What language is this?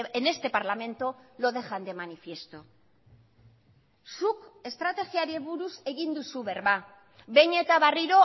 Basque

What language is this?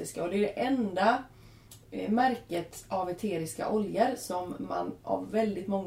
Swedish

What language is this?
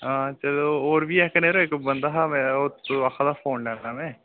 Dogri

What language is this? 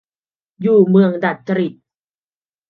Thai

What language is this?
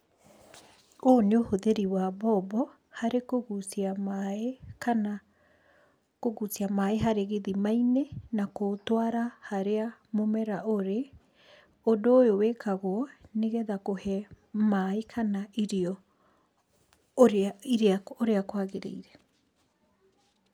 Kikuyu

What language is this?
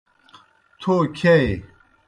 Kohistani Shina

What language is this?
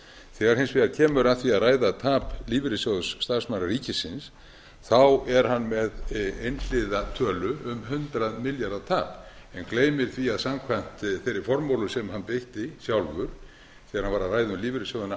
Icelandic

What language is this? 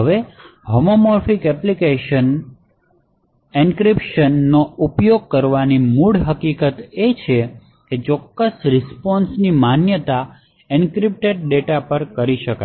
Gujarati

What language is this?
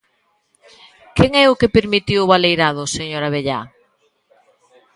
Galician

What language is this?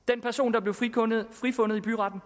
Danish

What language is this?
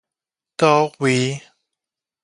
Min Nan Chinese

